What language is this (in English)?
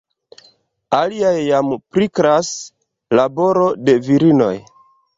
Esperanto